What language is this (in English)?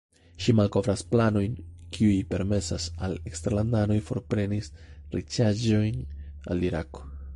Esperanto